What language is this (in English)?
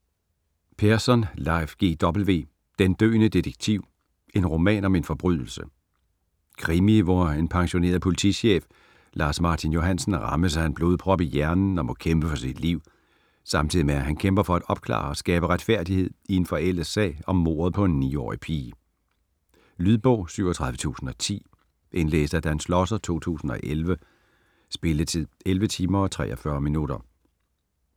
Danish